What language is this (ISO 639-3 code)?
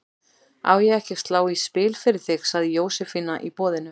isl